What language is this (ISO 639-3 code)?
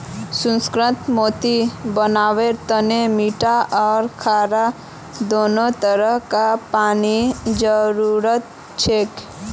mag